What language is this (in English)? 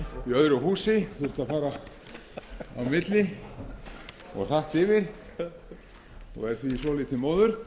Icelandic